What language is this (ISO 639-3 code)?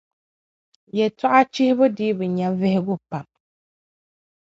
dag